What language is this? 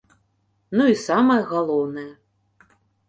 Belarusian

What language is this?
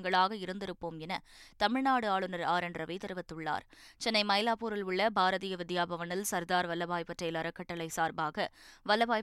Tamil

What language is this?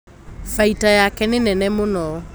Kikuyu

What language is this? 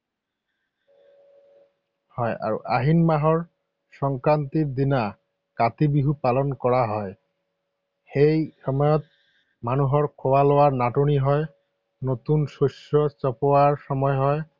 Assamese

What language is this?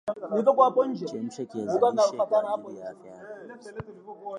Swahili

